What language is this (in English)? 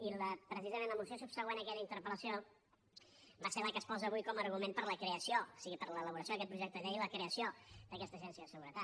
Catalan